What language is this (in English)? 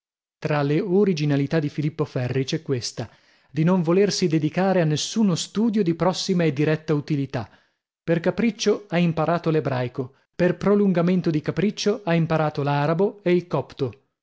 Italian